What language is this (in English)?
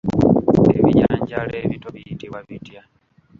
Ganda